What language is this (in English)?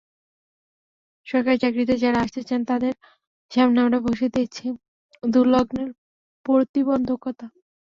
Bangla